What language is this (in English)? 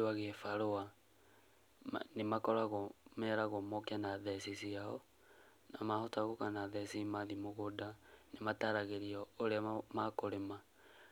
Kikuyu